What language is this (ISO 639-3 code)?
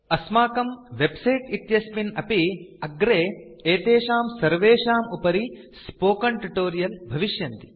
san